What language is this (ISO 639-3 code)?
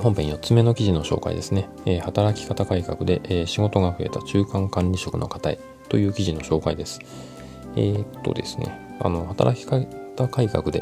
jpn